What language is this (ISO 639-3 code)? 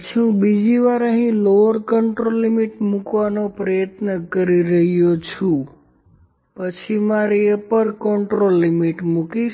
guj